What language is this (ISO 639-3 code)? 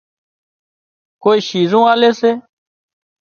kxp